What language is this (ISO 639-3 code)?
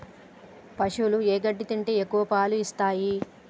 tel